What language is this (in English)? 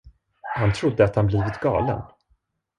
Swedish